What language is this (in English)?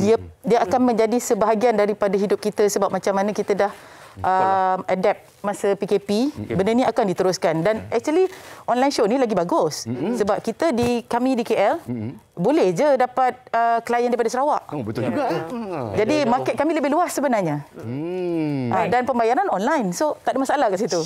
Malay